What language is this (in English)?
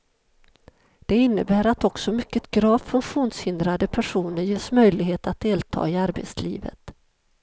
Swedish